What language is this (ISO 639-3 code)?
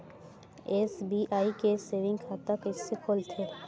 hne